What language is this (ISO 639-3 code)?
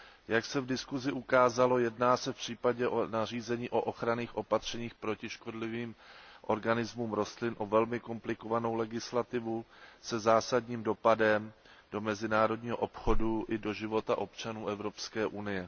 ces